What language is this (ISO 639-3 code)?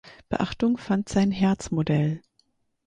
deu